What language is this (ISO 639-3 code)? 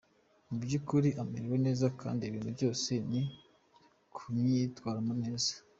kin